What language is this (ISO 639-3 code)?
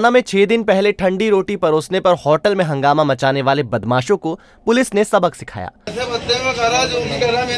hin